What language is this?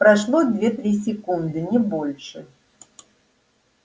Russian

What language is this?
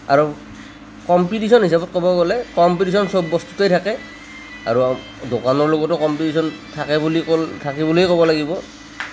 Assamese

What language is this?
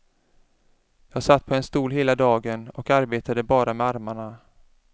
Swedish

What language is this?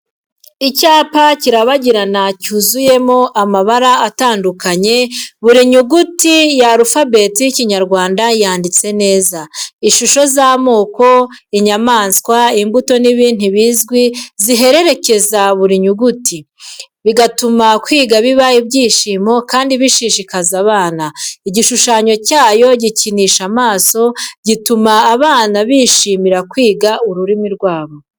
Kinyarwanda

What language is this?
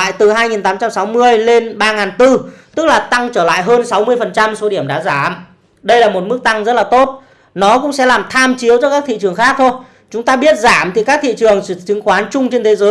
Vietnamese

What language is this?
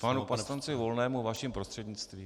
Czech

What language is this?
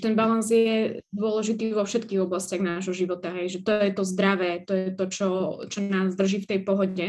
Slovak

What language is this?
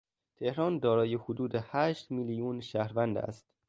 Persian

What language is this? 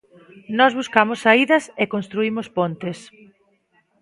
Galician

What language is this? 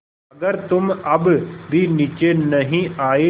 Hindi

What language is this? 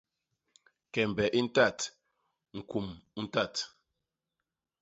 Basaa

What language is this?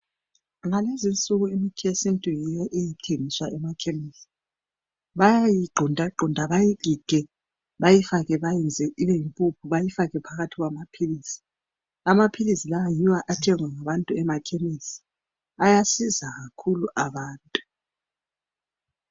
North Ndebele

